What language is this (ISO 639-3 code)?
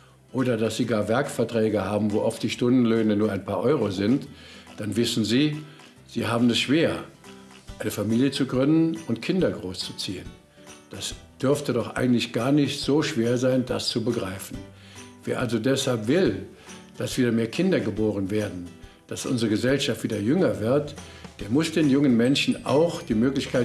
deu